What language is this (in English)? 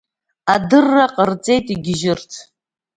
Abkhazian